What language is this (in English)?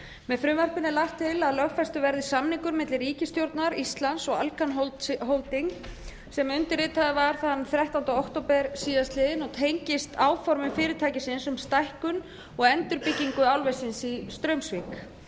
Icelandic